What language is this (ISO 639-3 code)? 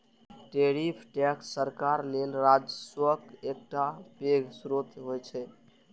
mai